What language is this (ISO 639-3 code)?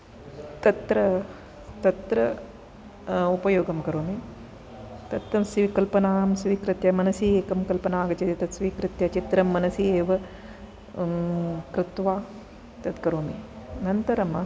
san